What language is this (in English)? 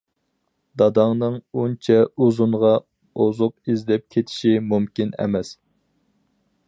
Uyghur